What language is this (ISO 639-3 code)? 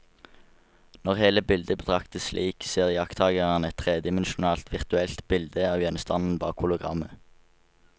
nor